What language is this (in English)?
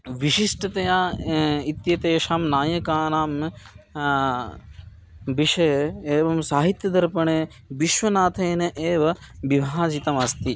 Sanskrit